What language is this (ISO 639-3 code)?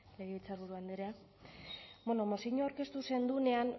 eus